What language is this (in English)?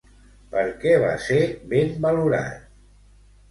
Catalan